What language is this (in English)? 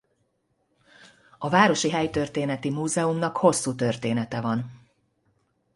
Hungarian